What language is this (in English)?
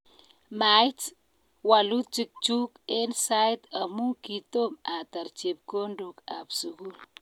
Kalenjin